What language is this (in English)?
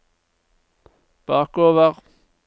Norwegian